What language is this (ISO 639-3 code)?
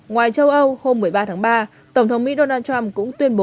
vie